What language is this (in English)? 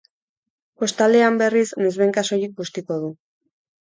Basque